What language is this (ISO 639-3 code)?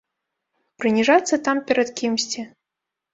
bel